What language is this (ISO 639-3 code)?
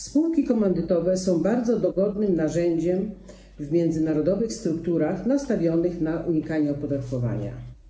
pol